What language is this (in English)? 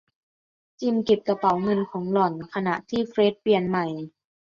Thai